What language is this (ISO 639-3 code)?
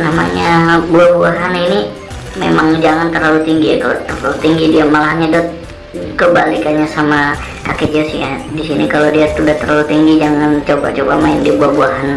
ind